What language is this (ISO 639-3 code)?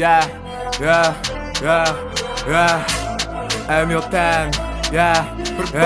pol